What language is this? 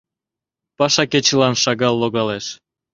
Mari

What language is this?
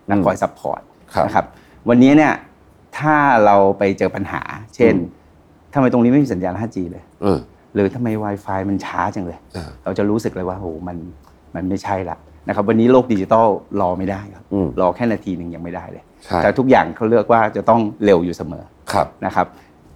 Thai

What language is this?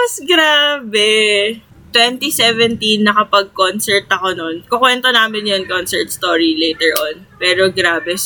Filipino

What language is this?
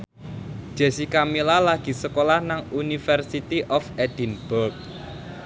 Javanese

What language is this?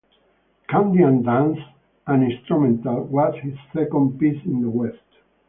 English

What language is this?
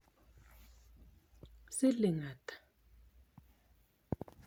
Kalenjin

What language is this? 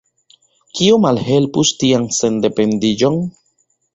Esperanto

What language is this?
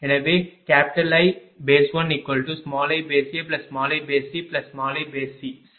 Tamil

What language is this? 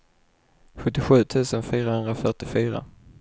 Swedish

